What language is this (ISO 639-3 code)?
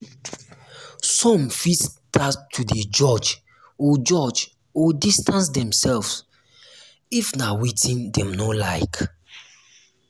pcm